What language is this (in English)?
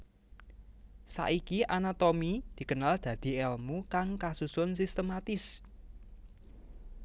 Javanese